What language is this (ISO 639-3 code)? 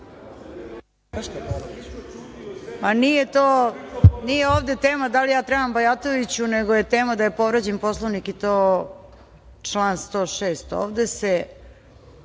srp